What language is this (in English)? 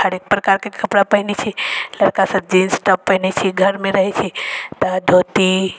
Maithili